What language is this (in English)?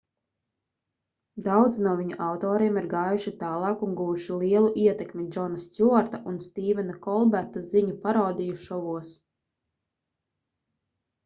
Latvian